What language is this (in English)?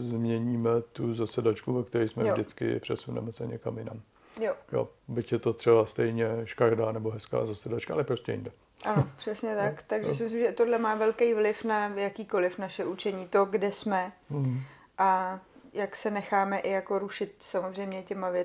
Czech